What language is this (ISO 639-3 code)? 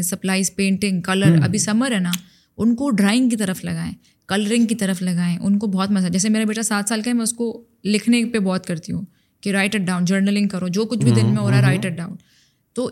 urd